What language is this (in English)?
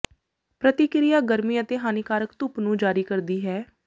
Punjabi